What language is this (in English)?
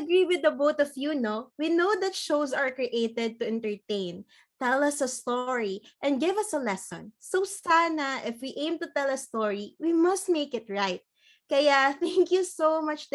Filipino